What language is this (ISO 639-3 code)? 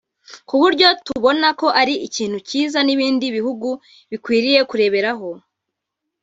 kin